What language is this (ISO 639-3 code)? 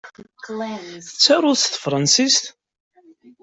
kab